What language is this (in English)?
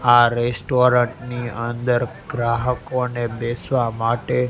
Gujarati